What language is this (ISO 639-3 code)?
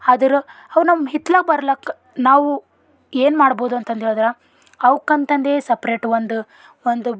kan